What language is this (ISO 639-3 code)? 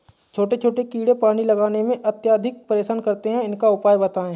hin